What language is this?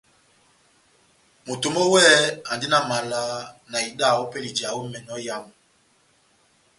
Batanga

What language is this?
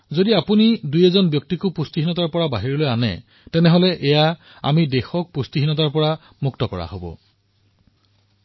Assamese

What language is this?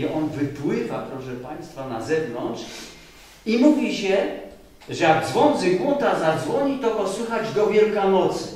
Polish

